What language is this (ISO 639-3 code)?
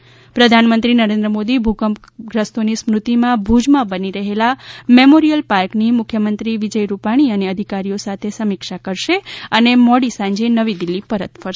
guj